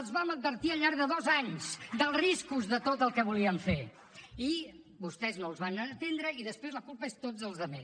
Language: Catalan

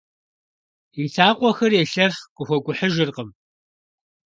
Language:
Kabardian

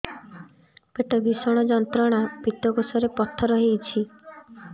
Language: Odia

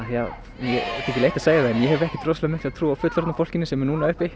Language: Icelandic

